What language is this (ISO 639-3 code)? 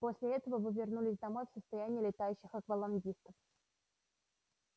rus